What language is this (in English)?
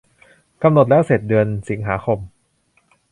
Thai